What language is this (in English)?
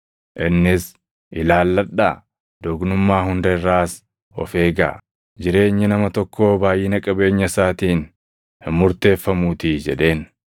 Oromo